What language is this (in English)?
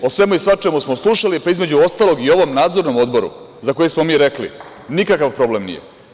Serbian